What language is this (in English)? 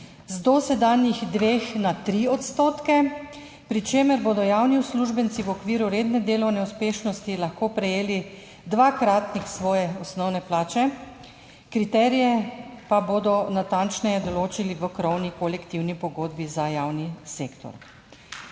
Slovenian